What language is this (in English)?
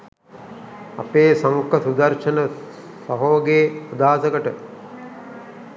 Sinhala